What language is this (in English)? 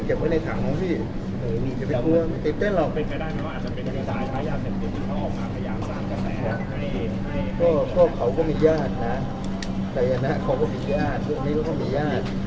Thai